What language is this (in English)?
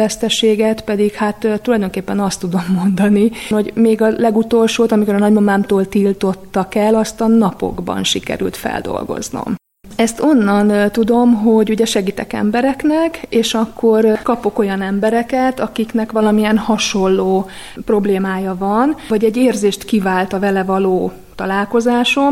Hungarian